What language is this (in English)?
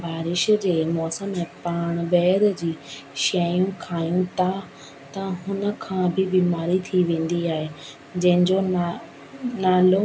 Sindhi